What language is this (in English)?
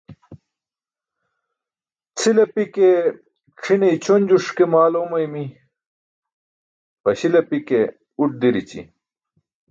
Burushaski